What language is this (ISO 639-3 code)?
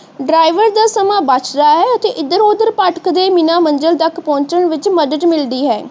pan